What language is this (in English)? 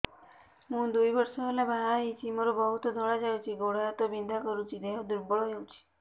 Odia